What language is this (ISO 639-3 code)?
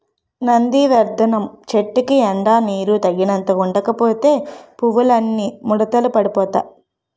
tel